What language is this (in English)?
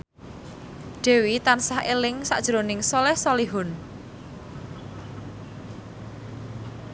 Javanese